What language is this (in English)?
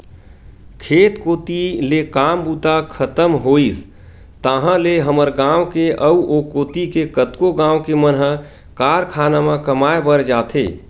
Chhattisgarhi